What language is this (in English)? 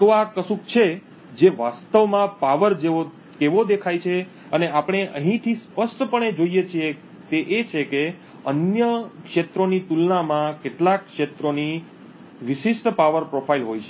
Gujarati